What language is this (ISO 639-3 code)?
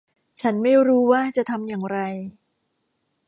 tha